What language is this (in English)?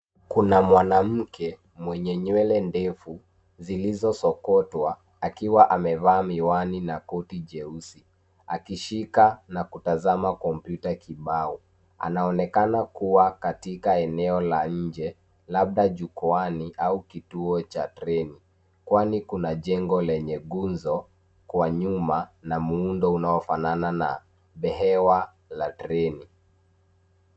Swahili